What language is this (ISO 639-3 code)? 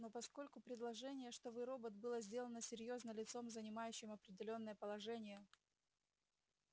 rus